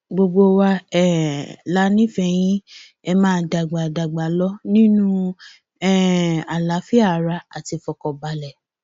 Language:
Yoruba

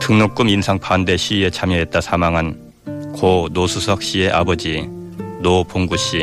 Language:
Korean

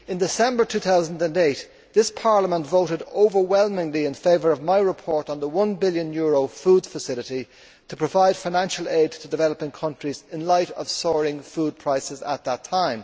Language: English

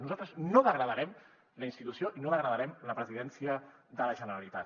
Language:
Catalan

